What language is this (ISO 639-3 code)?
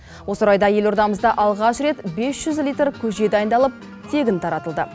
kaz